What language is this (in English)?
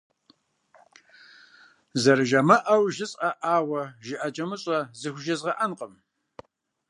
Kabardian